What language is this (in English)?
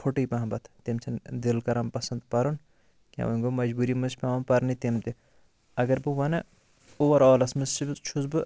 Kashmiri